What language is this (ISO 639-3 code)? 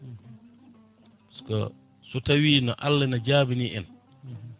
ful